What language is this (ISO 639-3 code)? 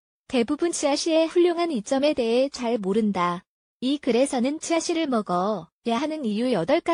kor